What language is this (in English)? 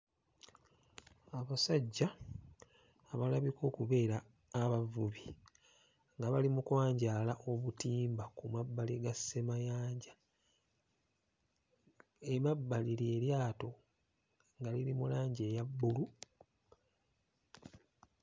Ganda